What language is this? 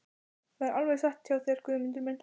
Icelandic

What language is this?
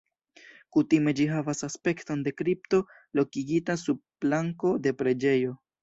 Esperanto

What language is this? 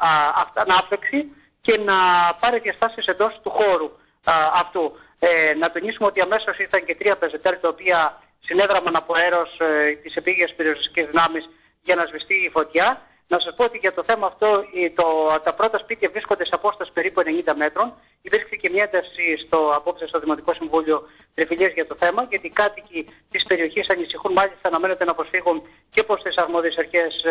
Greek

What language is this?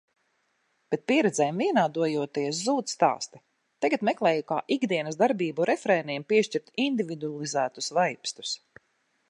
Latvian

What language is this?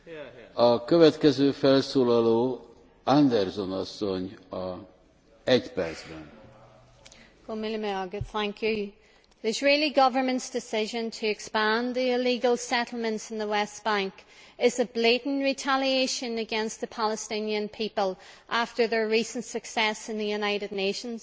English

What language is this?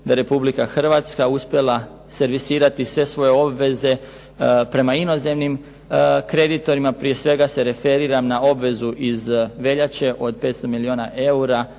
Croatian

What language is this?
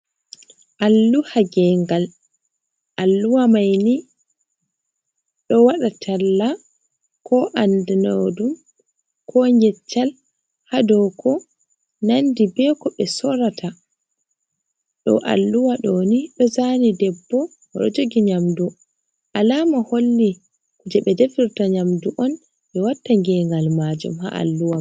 Fula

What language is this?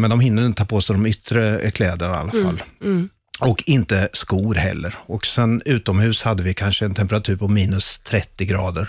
Swedish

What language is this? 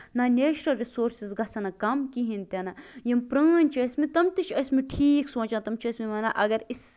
Kashmiri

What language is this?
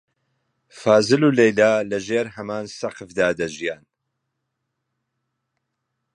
Central Kurdish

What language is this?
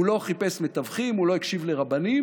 Hebrew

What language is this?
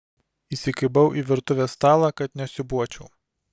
Lithuanian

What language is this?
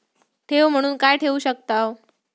Marathi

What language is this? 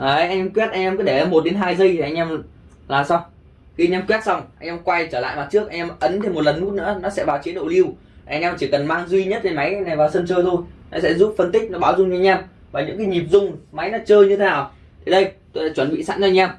Vietnamese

